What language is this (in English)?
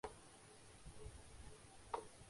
Urdu